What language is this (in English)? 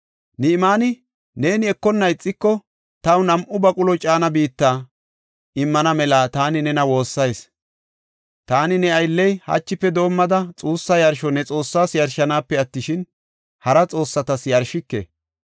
Gofa